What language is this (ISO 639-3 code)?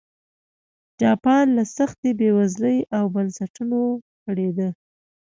pus